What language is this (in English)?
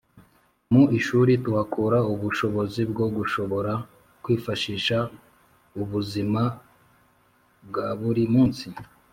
Kinyarwanda